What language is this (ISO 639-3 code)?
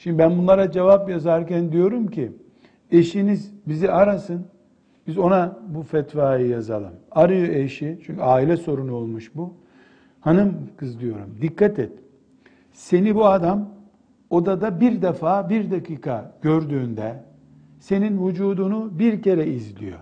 tur